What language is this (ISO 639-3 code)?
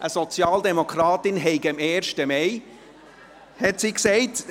gsw